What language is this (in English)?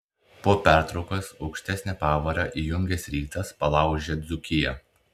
Lithuanian